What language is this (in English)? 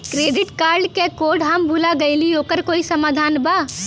Bhojpuri